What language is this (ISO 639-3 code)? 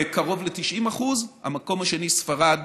heb